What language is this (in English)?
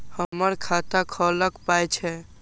Maithili